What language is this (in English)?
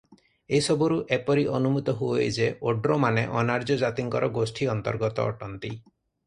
Odia